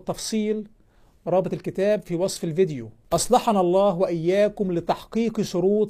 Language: Arabic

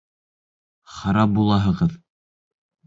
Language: Bashkir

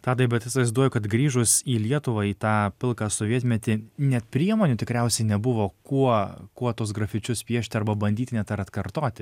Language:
Lithuanian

